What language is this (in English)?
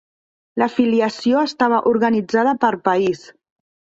Catalan